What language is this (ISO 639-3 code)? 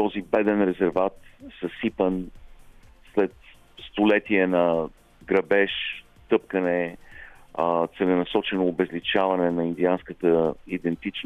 bul